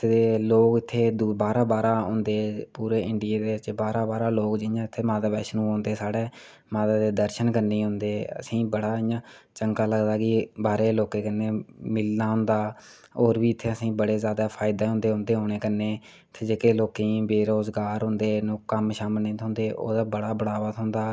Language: Dogri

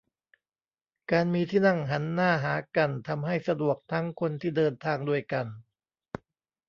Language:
Thai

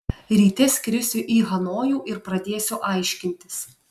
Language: Lithuanian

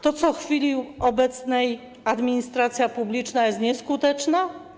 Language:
Polish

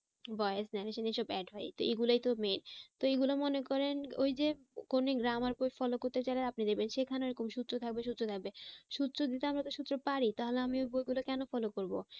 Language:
Bangla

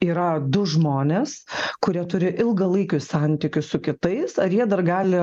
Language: Lithuanian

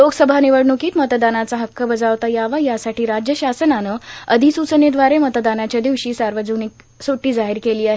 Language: Marathi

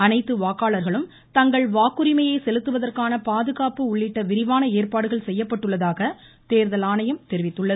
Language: Tamil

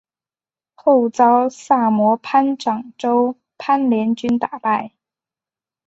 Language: Chinese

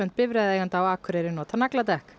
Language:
Icelandic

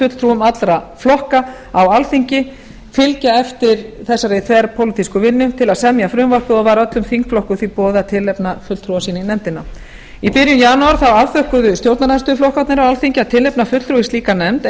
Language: Icelandic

